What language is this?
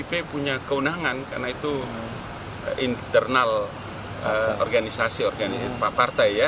Indonesian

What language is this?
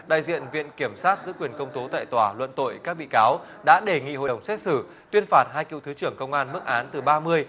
Vietnamese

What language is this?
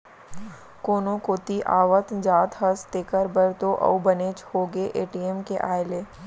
Chhattisgarhi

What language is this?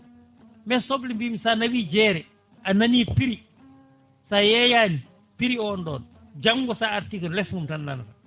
Fula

